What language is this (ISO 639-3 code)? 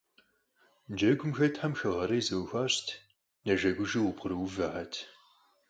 kbd